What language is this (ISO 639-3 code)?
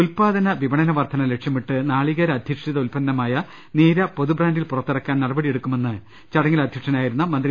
mal